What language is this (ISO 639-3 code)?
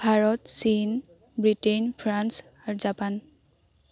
asm